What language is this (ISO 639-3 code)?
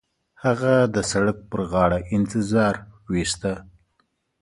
pus